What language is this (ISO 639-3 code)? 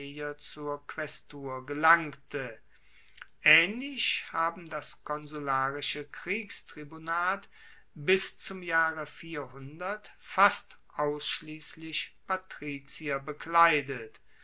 deu